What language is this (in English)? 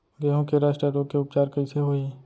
Chhattisgarhi